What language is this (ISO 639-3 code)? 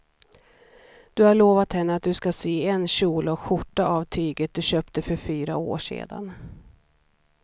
swe